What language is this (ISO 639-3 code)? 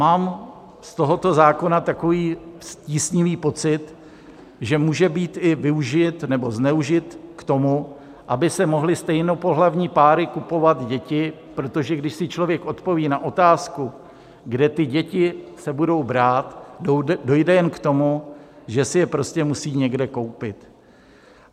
ces